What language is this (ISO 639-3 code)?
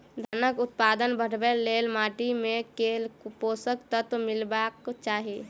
mai